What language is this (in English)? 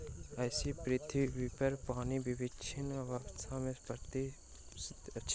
Maithili